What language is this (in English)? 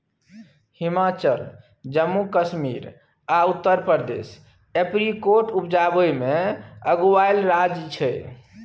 Maithili